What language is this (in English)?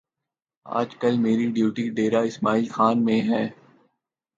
Urdu